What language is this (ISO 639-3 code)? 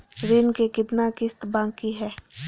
mag